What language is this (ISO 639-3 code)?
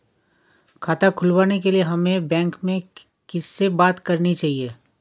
hin